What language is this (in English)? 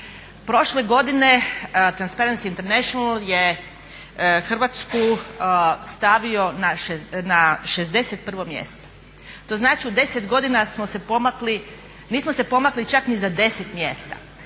Croatian